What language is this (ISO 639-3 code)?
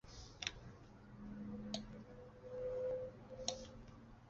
zho